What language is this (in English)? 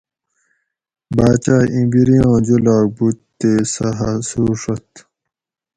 Gawri